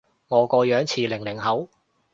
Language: Cantonese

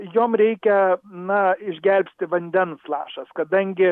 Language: Lithuanian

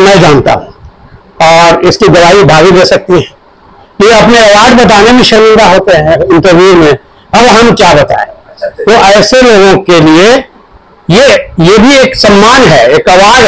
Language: Hindi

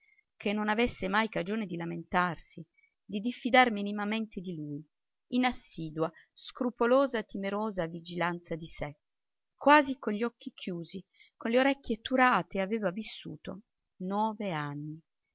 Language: Italian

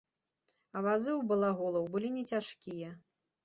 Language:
Belarusian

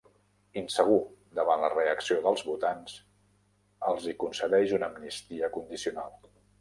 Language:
Catalan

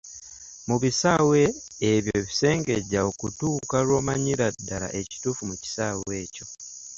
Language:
Ganda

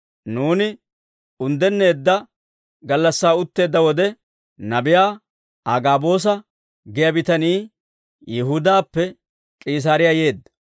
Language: Dawro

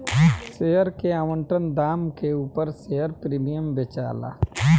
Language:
Bhojpuri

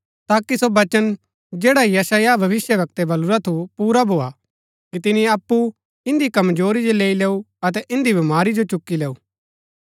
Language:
Gaddi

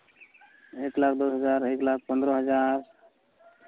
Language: Santali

